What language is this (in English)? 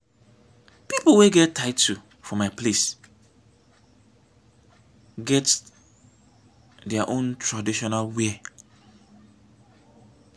Nigerian Pidgin